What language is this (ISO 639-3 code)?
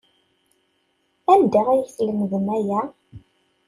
kab